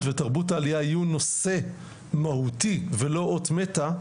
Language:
Hebrew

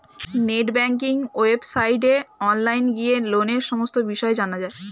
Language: Bangla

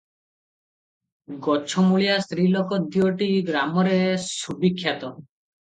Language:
Odia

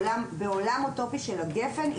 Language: Hebrew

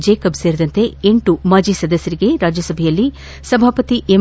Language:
Kannada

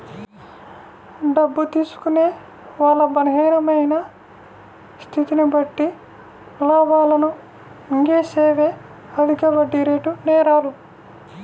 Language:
Telugu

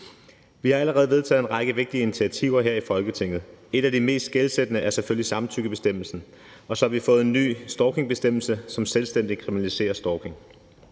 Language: Danish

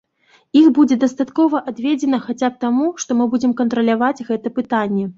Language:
Belarusian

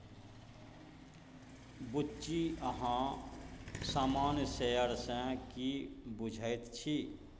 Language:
Maithili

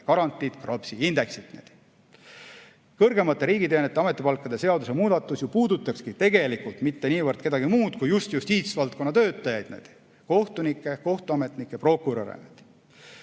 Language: Estonian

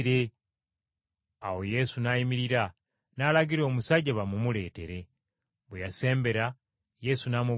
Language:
Ganda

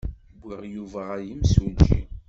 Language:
Kabyle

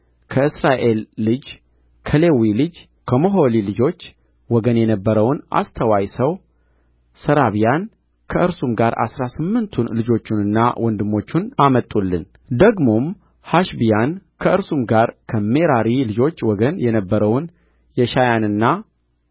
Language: Amharic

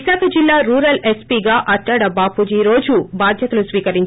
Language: Telugu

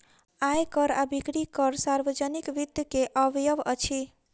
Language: Maithili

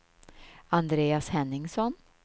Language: Swedish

